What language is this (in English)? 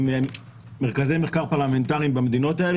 Hebrew